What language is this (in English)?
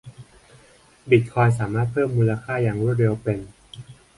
Thai